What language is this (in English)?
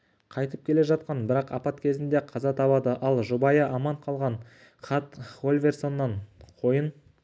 Kazakh